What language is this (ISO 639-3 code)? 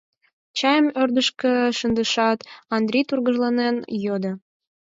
chm